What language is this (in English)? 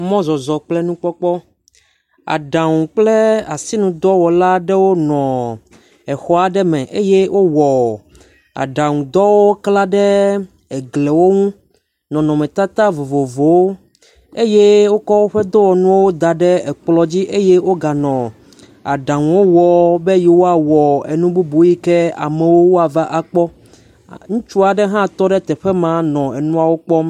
Ewe